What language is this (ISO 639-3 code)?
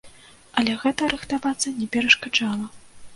bel